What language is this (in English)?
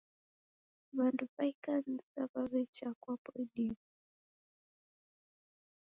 Taita